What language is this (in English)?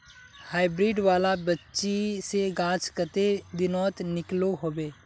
Magahi